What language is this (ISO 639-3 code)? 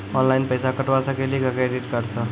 mai